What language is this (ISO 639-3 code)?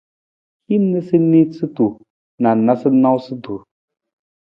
nmz